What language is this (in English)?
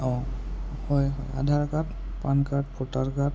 Assamese